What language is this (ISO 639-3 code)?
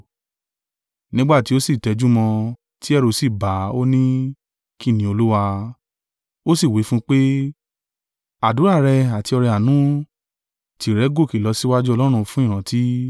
yor